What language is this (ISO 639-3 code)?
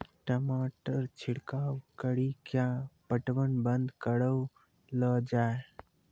mai